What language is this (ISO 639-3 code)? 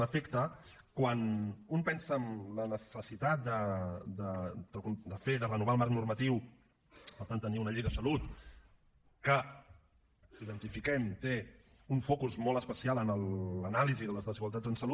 cat